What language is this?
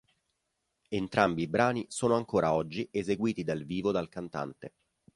Italian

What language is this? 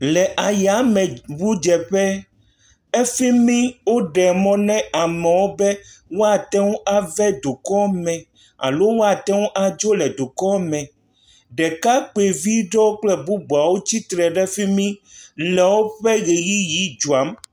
Ewe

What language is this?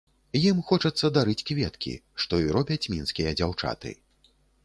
Belarusian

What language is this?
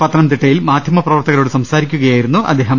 Malayalam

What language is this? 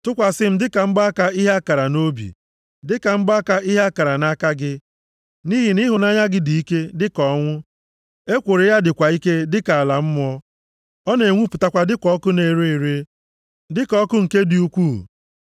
Igbo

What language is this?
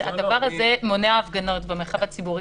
Hebrew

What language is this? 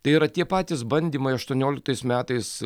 Lithuanian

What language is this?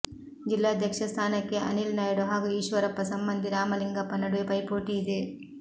Kannada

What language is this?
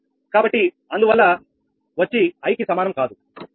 Telugu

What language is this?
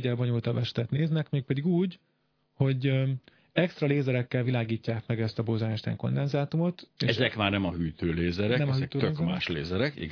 Hungarian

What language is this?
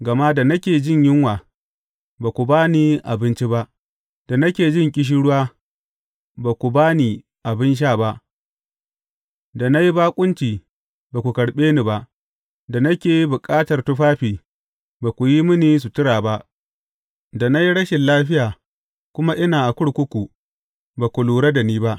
Hausa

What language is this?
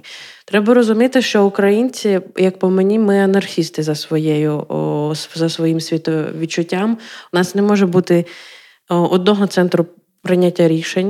Ukrainian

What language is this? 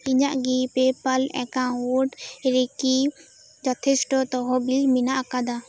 Santali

